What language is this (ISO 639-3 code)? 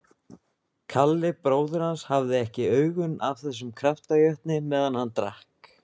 isl